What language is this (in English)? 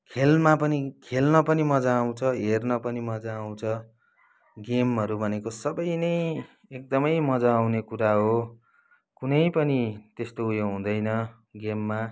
Nepali